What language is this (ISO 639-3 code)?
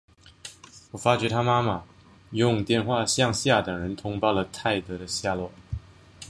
zho